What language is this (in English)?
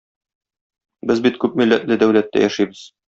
Tatar